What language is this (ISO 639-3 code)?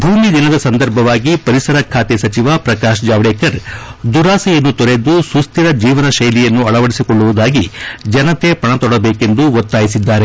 kan